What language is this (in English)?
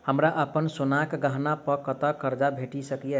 Maithili